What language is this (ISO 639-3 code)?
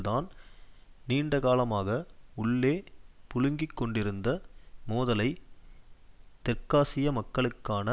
tam